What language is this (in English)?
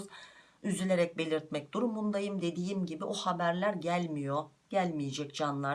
Turkish